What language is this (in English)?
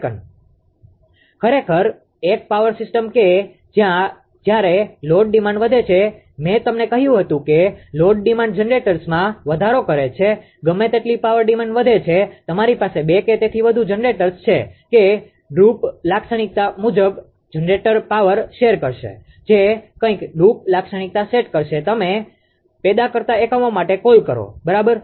Gujarati